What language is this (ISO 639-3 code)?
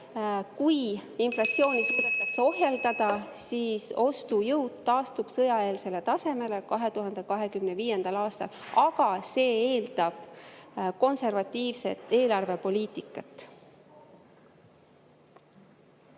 est